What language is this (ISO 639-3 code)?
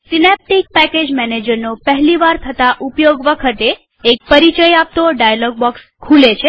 guj